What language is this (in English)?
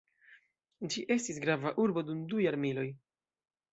Esperanto